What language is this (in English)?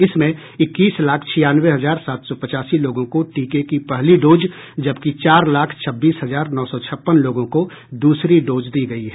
Hindi